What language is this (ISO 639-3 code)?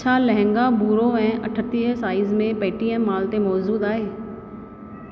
snd